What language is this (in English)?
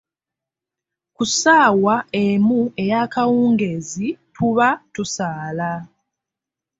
Ganda